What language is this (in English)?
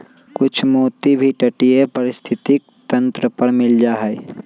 Magahi